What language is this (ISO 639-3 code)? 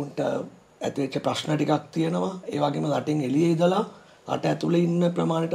ind